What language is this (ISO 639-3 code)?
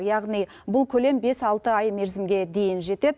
kaz